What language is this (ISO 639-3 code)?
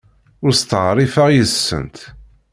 kab